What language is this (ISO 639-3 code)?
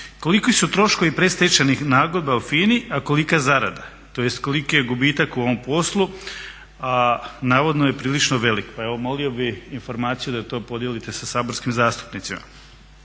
hrv